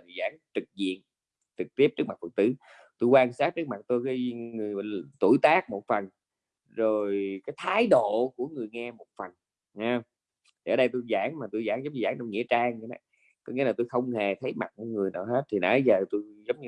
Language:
Vietnamese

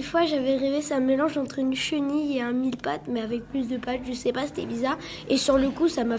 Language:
French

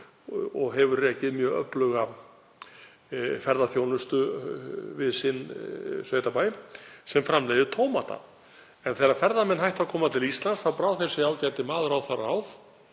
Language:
Icelandic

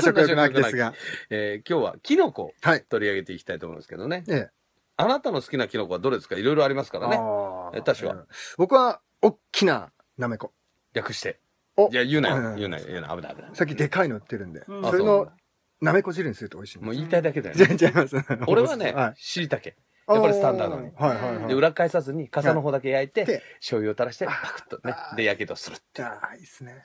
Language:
Japanese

